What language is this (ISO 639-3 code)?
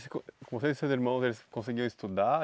por